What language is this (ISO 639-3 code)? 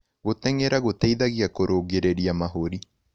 kik